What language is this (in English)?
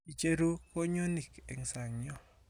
Kalenjin